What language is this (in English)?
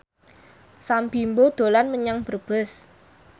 Javanese